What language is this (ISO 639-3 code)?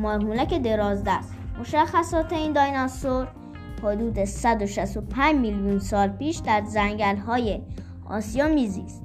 fas